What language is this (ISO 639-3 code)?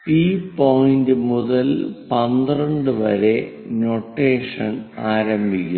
mal